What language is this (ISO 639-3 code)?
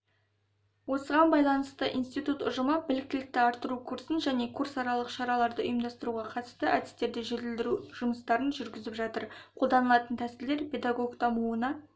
kaz